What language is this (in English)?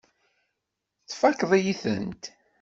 Kabyle